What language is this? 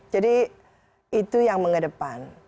Indonesian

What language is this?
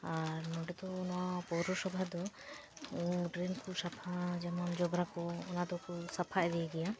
Santali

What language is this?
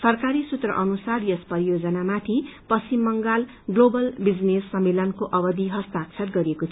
Nepali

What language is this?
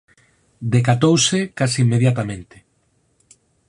Galician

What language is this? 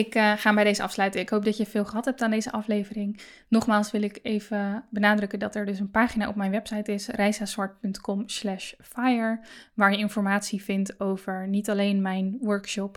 Dutch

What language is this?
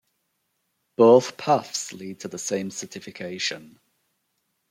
English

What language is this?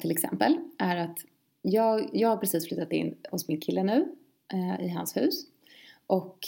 Swedish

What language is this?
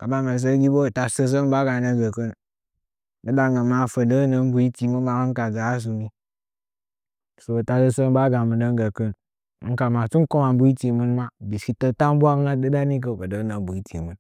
Nzanyi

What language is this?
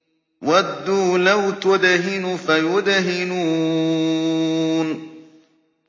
Arabic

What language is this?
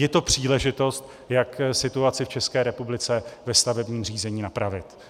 Czech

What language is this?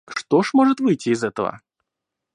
Russian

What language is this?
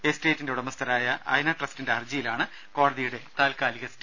Malayalam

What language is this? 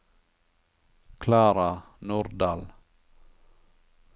Norwegian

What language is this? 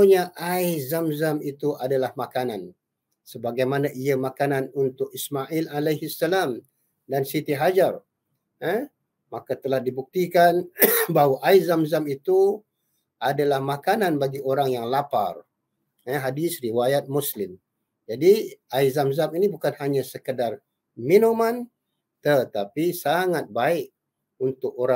Malay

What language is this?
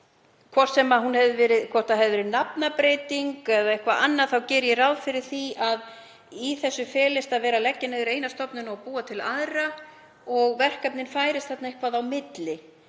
Icelandic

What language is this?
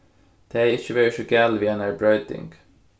Faroese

